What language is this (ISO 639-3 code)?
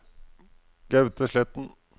nor